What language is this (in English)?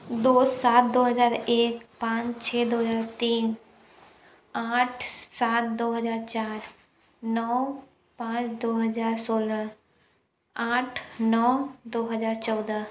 Hindi